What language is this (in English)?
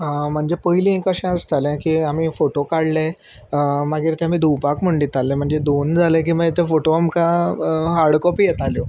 Konkani